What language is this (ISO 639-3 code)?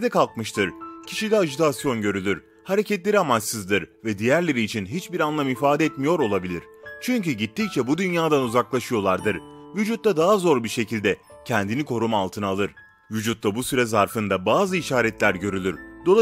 tur